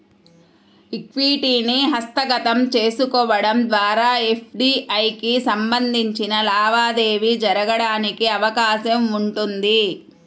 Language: Telugu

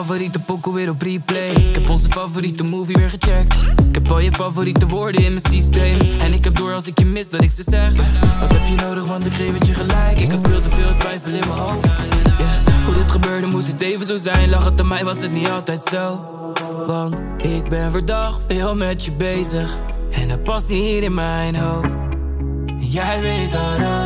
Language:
Dutch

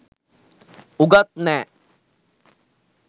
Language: Sinhala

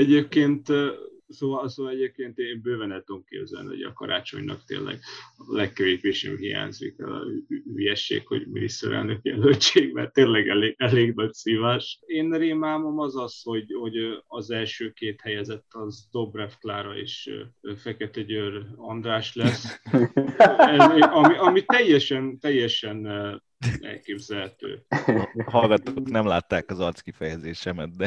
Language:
Hungarian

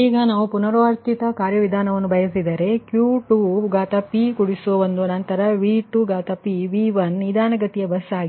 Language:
Kannada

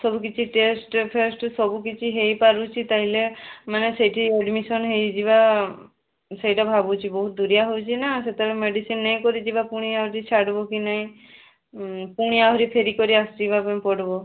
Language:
Odia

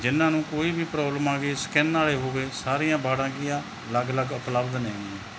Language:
Punjabi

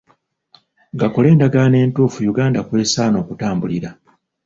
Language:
Ganda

